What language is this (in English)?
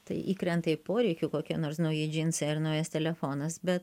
Lithuanian